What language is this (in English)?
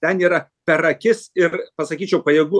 Lithuanian